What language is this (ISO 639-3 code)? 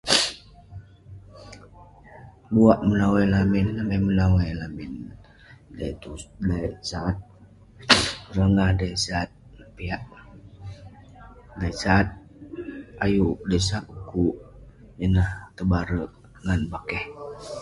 pne